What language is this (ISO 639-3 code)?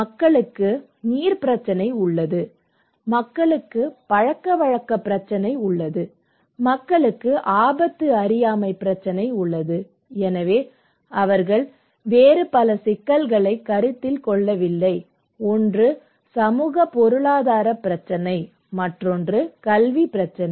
tam